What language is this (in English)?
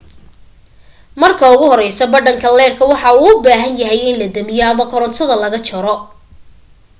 Somali